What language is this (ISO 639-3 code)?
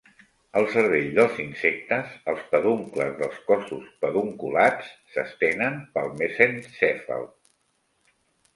cat